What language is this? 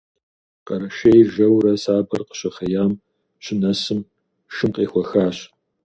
Kabardian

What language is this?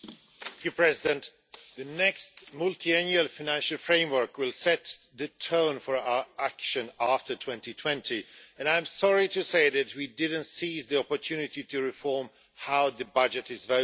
English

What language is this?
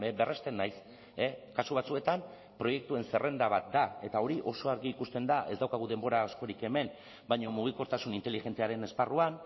Basque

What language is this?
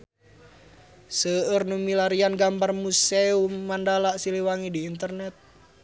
Sundanese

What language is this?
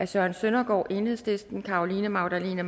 Danish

